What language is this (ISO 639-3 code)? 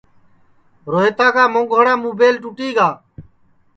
ssi